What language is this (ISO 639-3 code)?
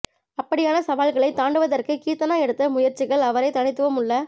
tam